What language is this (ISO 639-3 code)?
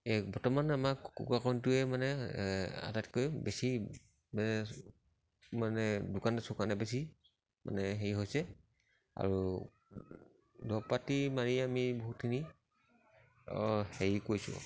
asm